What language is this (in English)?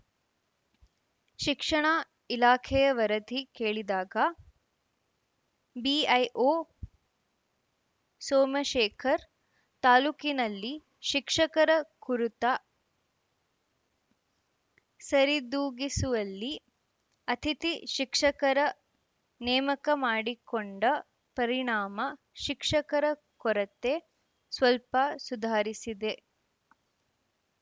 Kannada